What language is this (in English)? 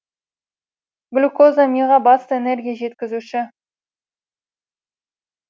Kazakh